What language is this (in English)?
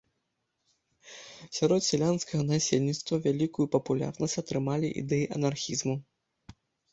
Belarusian